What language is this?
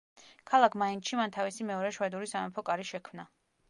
Georgian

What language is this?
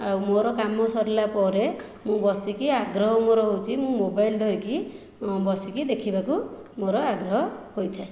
Odia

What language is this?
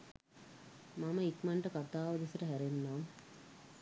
Sinhala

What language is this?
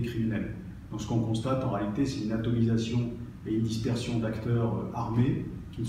French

